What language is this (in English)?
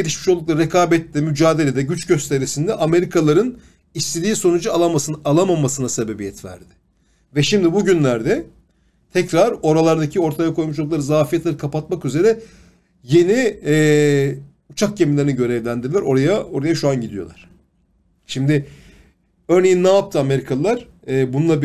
Turkish